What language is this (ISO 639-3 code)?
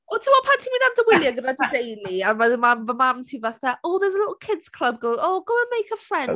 cym